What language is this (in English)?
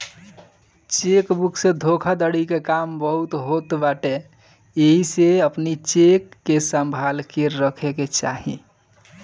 Bhojpuri